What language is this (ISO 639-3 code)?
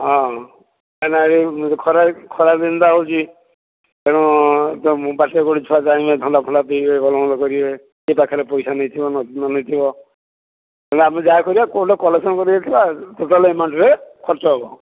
ori